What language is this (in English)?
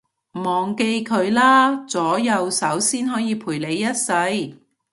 Cantonese